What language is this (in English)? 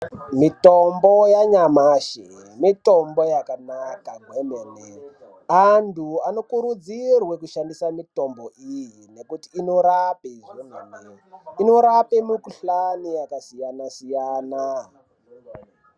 Ndau